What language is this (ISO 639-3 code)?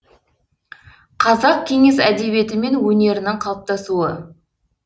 kaz